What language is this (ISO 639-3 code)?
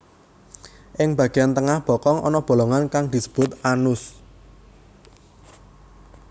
jav